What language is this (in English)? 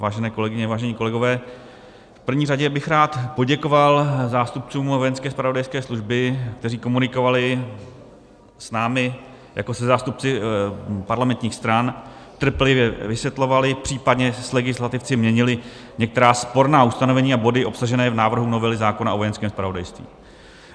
Czech